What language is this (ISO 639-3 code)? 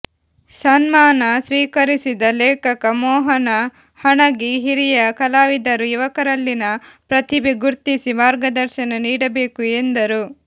kan